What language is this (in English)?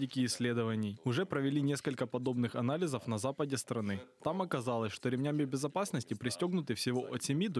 Russian